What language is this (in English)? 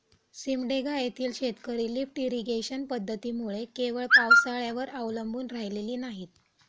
Marathi